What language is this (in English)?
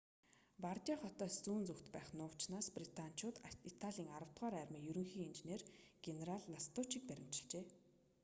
Mongolian